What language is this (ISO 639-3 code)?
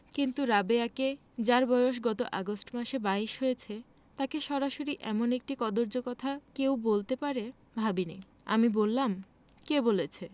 ben